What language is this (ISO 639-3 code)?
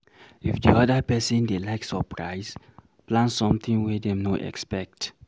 pcm